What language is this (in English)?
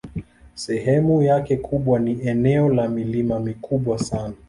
Swahili